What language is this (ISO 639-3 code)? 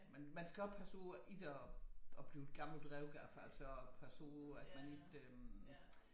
dan